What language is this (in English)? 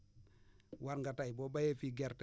Wolof